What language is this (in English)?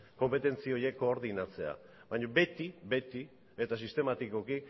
Basque